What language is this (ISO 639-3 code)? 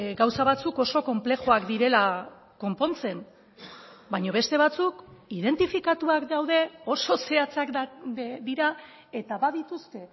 eus